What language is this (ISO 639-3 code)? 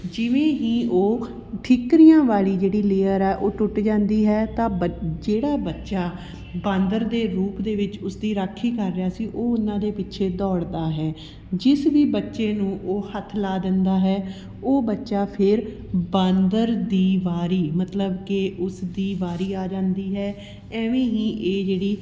pan